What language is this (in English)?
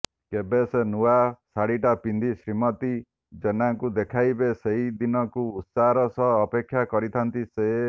Odia